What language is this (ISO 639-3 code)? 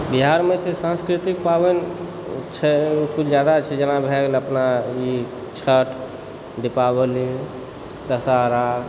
mai